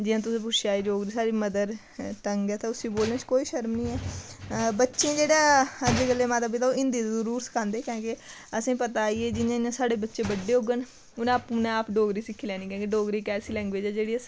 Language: Dogri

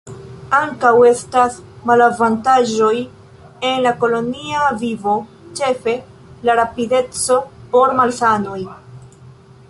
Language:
Esperanto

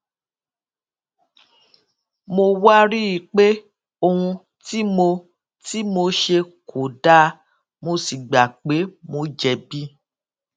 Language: Yoruba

